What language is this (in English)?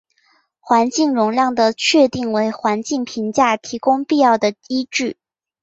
Chinese